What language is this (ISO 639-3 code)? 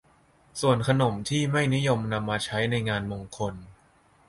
tha